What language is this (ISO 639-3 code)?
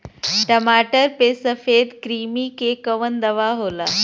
bho